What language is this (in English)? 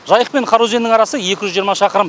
Kazakh